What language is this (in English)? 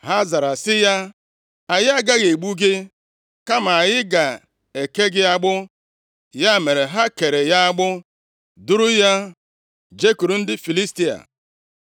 Igbo